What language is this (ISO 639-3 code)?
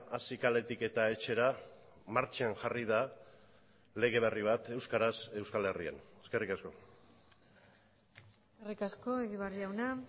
eus